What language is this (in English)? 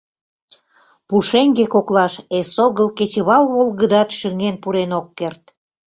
Mari